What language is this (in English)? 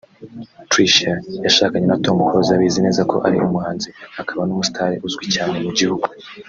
Kinyarwanda